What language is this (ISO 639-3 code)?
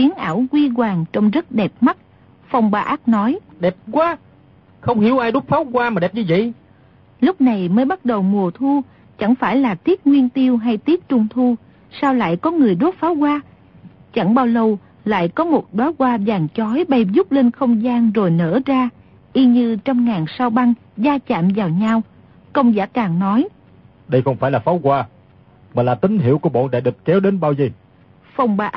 vie